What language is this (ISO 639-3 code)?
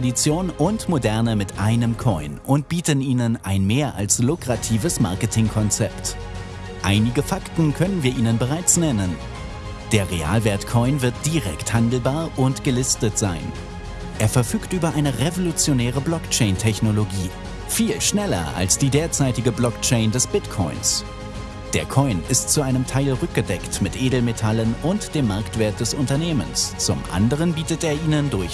deu